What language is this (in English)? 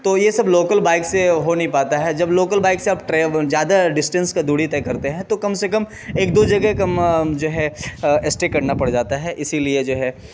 Urdu